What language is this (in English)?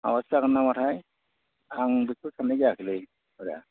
Bodo